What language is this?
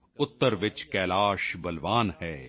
Punjabi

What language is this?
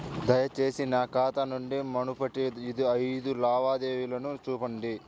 Telugu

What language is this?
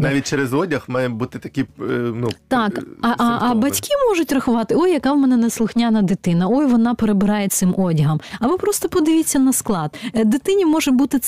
Ukrainian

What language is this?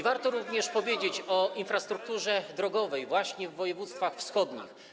Polish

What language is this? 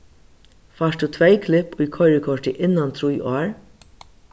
Faroese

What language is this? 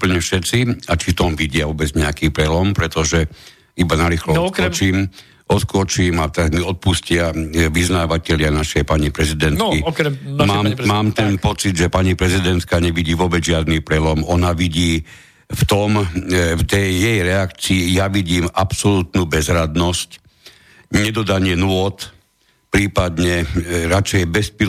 Slovak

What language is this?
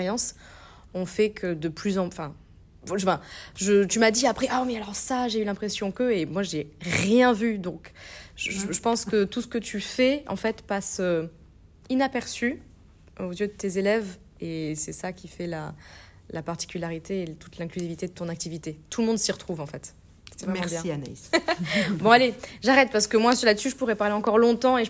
French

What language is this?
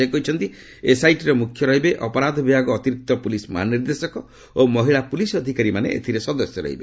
Odia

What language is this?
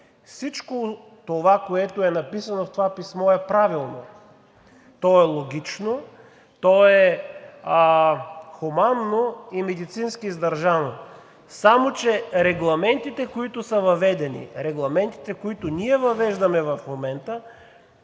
Bulgarian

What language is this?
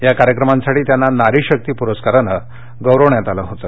Marathi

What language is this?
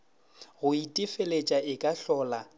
Northern Sotho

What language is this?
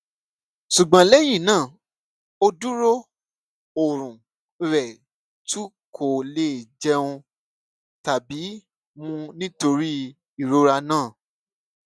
Yoruba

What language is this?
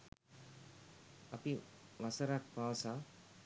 Sinhala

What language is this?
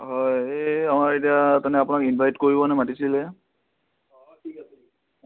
Assamese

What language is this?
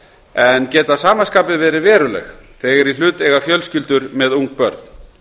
Icelandic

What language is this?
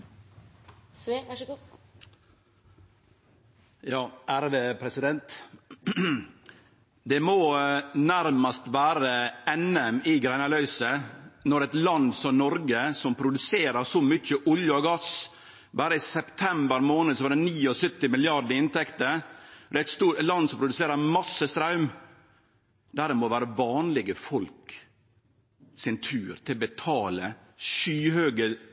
Norwegian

